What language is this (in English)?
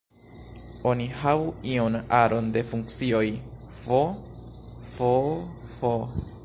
Esperanto